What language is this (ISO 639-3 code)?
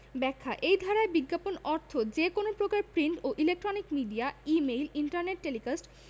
ben